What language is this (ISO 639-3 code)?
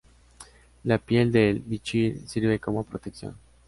spa